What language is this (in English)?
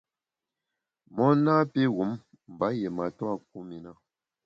Bamun